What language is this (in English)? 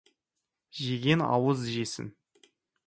Kazakh